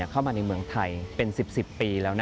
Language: Thai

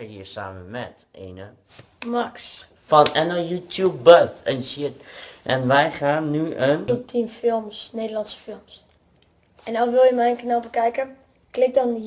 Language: Dutch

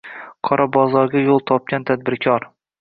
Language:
Uzbek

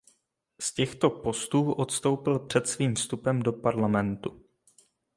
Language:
Czech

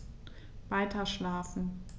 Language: German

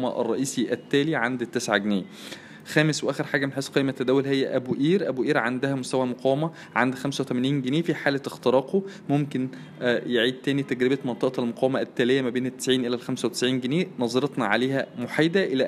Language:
Arabic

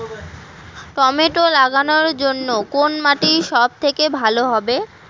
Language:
Bangla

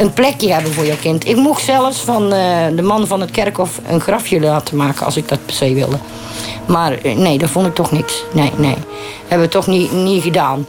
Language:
Dutch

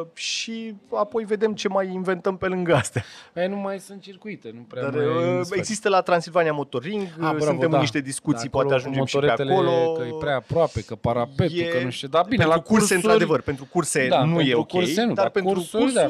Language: Romanian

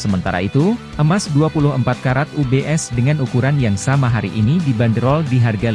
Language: Indonesian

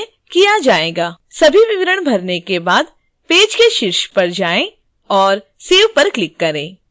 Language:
Hindi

